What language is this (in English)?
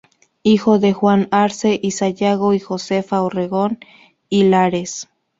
Spanish